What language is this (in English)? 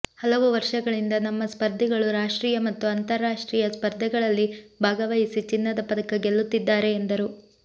Kannada